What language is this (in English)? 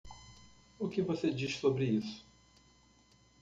Portuguese